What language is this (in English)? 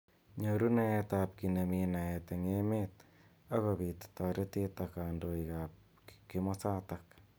Kalenjin